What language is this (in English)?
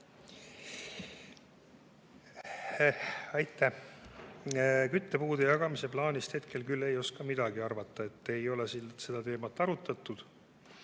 Estonian